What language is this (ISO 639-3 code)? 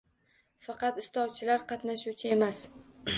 uzb